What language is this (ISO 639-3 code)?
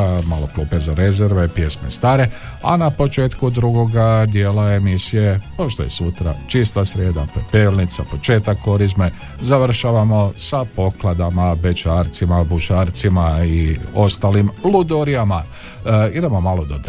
hrv